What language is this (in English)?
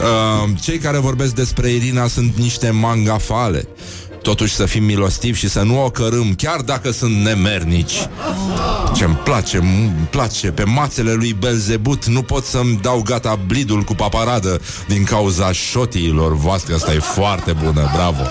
Romanian